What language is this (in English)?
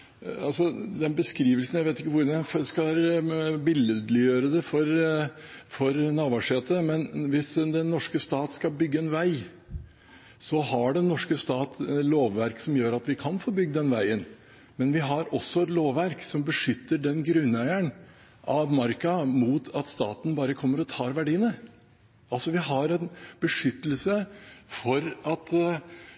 Norwegian Bokmål